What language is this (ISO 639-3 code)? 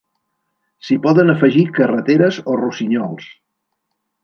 cat